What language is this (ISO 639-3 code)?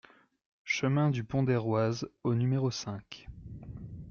fra